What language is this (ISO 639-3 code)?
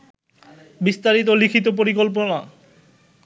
ben